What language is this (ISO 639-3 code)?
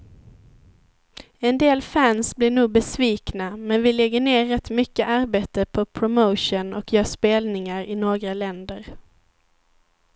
swe